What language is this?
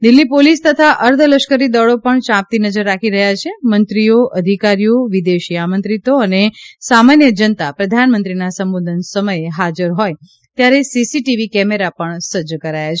Gujarati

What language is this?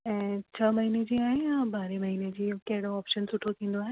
Sindhi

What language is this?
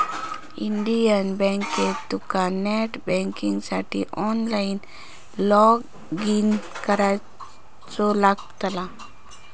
Marathi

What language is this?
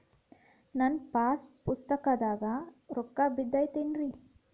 Kannada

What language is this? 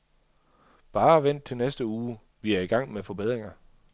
Danish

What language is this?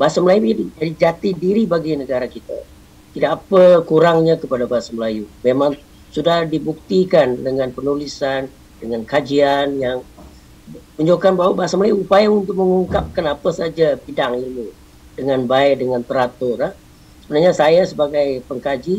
Malay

